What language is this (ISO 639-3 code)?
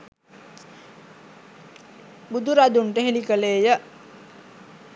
sin